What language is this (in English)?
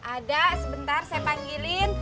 Indonesian